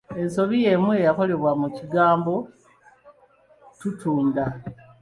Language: Ganda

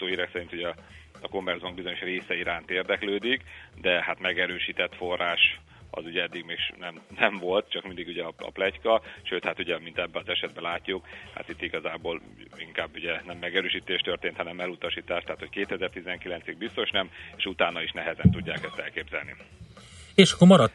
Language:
Hungarian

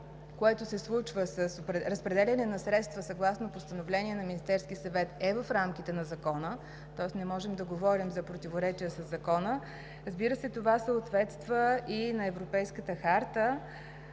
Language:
Bulgarian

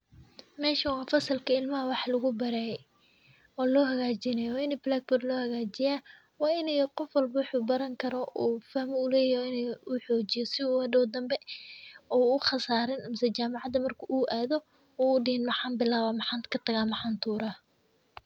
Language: Somali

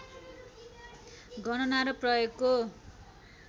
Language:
Nepali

